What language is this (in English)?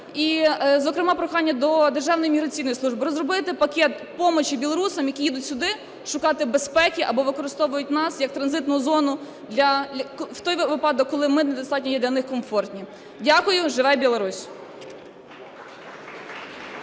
Ukrainian